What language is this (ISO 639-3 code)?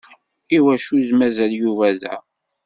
kab